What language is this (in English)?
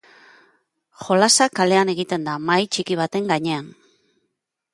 Basque